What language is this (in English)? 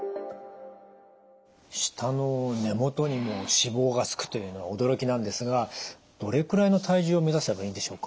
Japanese